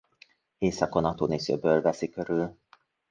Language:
Hungarian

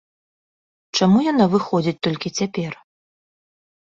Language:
Belarusian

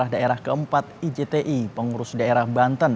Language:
Indonesian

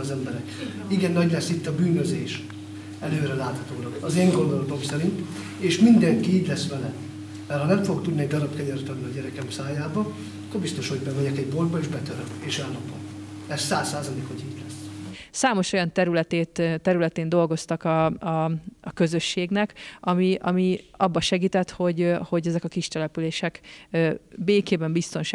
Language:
Hungarian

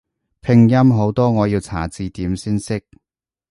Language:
Cantonese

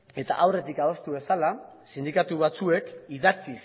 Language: Basque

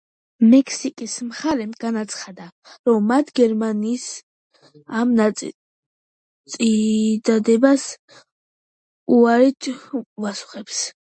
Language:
Georgian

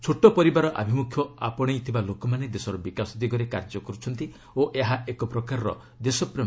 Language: Odia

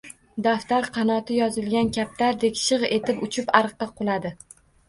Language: Uzbek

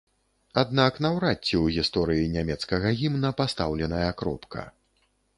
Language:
Belarusian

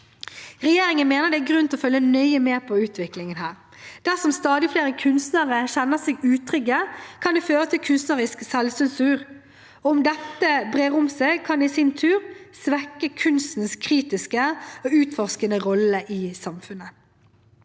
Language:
Norwegian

